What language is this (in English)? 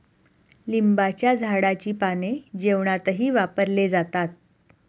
Marathi